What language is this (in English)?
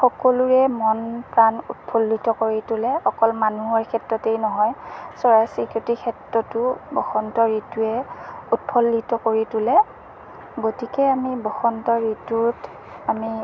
Assamese